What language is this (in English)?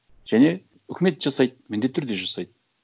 Kazakh